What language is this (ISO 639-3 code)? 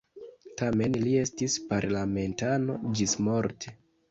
epo